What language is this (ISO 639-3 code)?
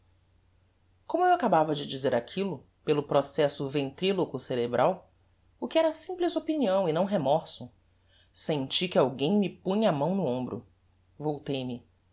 por